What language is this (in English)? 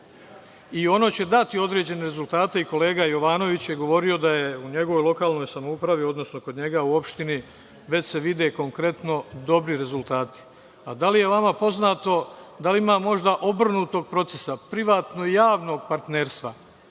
Serbian